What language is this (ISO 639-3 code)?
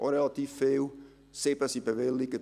gsw